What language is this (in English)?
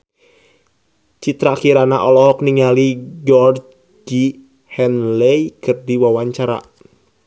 Sundanese